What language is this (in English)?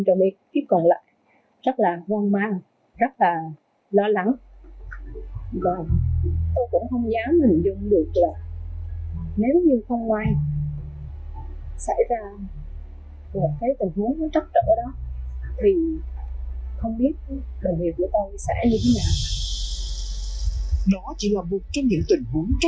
Vietnamese